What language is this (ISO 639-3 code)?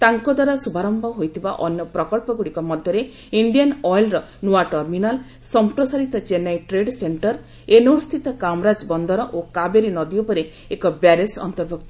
ori